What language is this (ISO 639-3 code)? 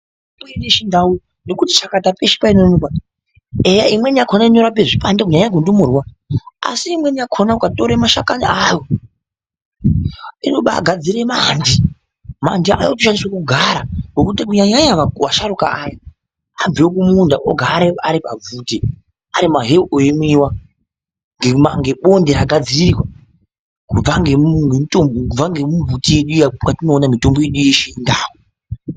ndc